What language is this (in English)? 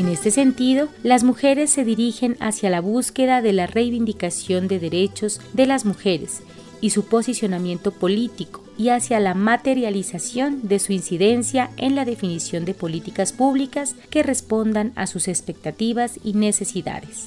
Spanish